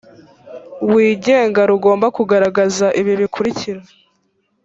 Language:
Kinyarwanda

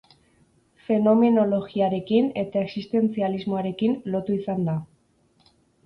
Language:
Basque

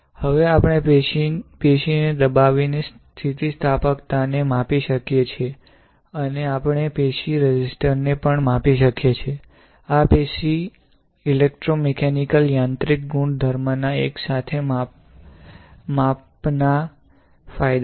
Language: Gujarati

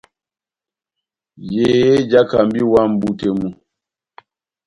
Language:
Batanga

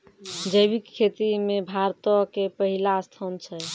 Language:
Maithili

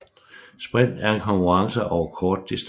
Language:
Danish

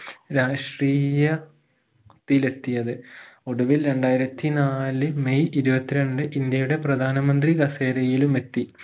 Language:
Malayalam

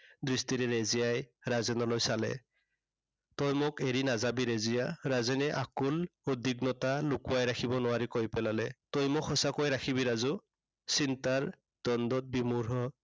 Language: Assamese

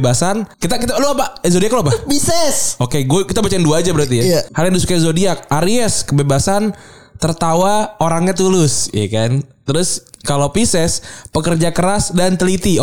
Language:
Indonesian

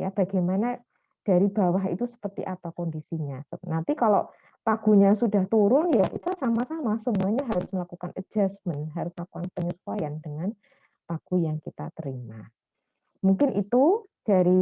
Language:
Indonesian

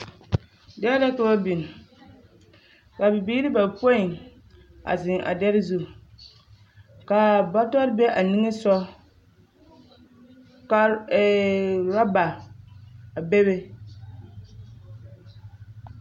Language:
Southern Dagaare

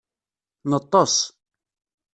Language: Kabyle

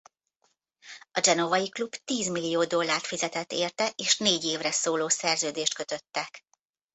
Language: Hungarian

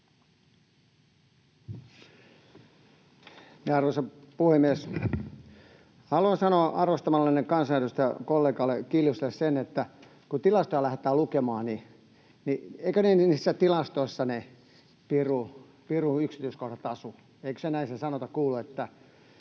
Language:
Finnish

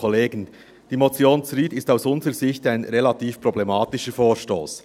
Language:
Swiss German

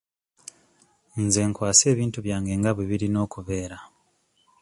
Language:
Ganda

